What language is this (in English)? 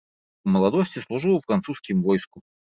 Belarusian